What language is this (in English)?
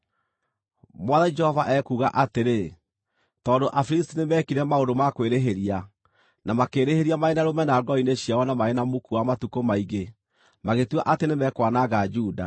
Kikuyu